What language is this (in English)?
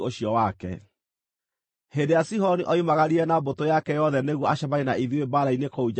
Kikuyu